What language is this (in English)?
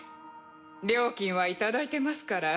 Japanese